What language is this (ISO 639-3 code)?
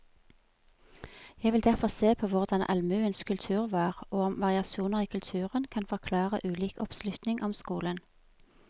nor